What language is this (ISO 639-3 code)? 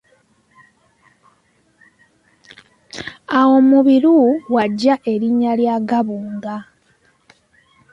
lug